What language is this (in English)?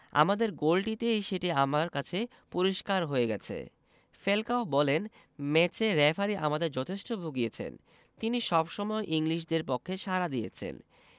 Bangla